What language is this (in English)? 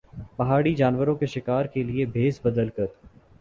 Urdu